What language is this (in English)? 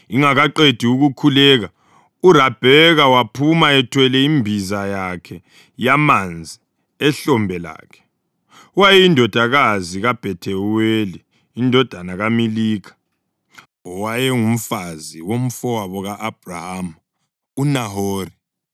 North Ndebele